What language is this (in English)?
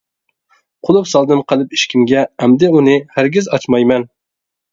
Uyghur